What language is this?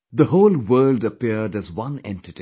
English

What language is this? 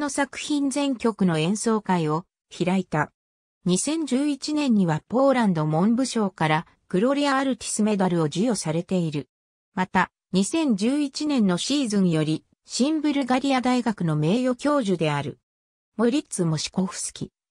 Japanese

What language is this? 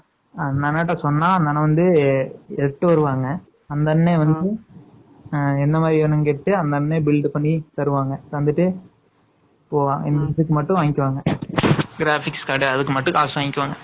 Tamil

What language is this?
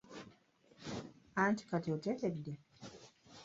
Ganda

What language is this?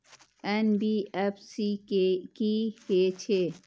Maithili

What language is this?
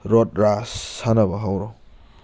Manipuri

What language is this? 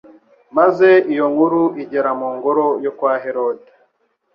Kinyarwanda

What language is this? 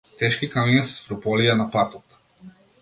Macedonian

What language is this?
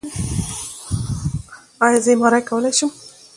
Pashto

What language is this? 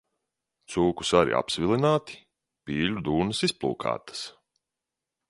Latvian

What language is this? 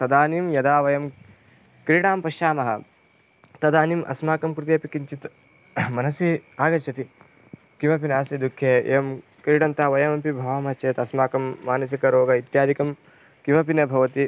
Sanskrit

